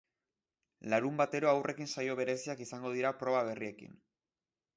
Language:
Basque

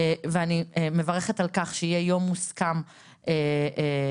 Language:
Hebrew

